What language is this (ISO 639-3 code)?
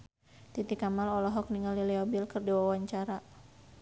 sun